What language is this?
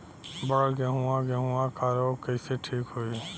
Bhojpuri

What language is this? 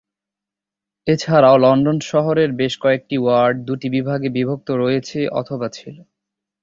Bangla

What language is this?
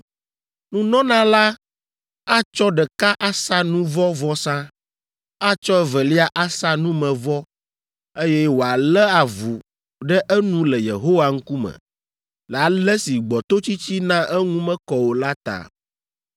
Ewe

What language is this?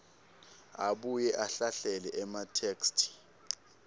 Swati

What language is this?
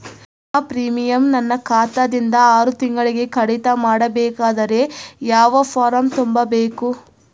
Kannada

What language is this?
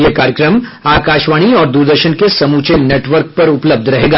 Hindi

